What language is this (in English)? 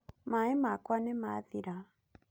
Kikuyu